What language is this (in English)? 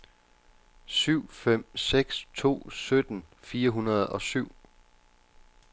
Danish